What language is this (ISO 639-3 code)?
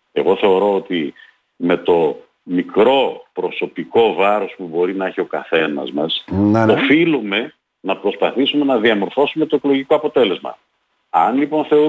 ell